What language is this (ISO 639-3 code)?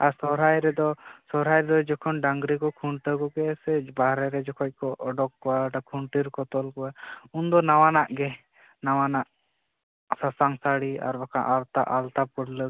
sat